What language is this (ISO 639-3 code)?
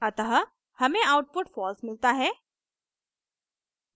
hin